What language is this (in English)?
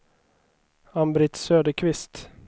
Swedish